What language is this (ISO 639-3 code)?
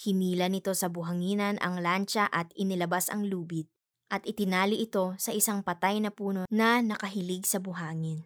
fil